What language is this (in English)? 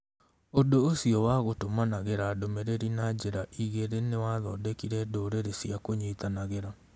Kikuyu